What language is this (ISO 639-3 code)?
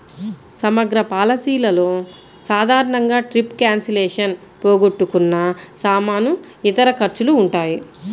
tel